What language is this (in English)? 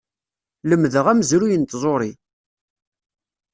Kabyle